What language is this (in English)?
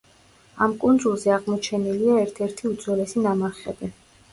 Georgian